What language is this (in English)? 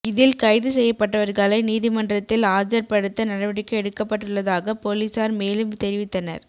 Tamil